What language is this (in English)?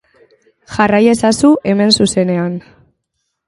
Basque